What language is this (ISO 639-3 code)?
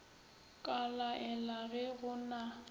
nso